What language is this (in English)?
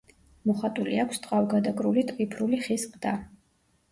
Georgian